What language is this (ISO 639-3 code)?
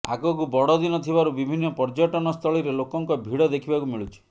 ori